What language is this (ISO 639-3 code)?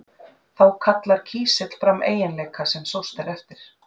isl